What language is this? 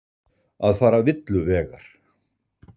Icelandic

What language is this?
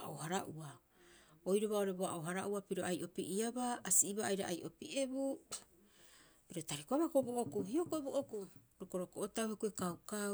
Rapoisi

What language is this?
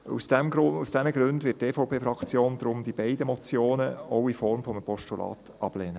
Swiss German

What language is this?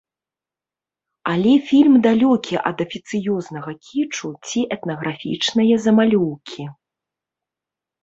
Belarusian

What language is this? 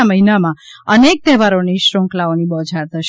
Gujarati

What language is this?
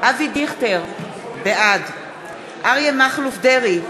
Hebrew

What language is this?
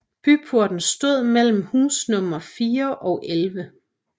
Danish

